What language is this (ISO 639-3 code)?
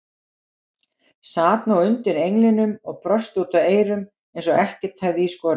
isl